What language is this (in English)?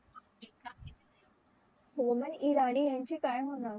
Marathi